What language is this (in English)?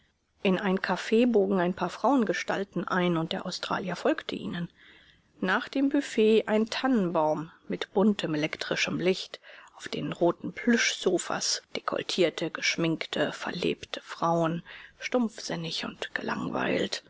German